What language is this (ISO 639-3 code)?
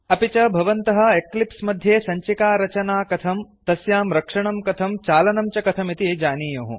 san